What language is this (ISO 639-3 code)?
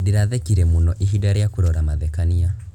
kik